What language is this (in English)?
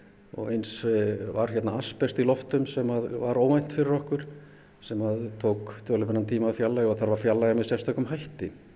Icelandic